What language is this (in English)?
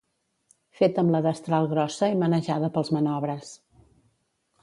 Catalan